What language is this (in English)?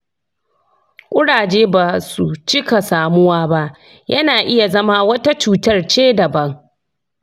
Hausa